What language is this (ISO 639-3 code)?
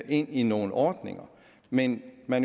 dan